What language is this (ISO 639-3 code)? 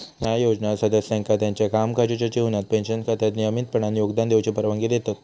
mar